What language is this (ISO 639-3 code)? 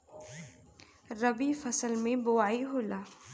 bho